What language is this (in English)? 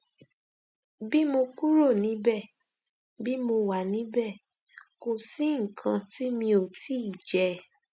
Yoruba